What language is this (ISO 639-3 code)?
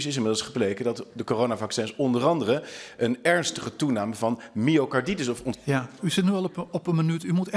nld